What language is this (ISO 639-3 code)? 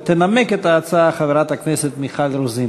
heb